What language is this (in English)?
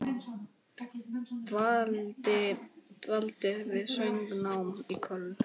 Icelandic